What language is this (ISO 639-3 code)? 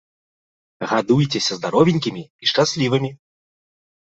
bel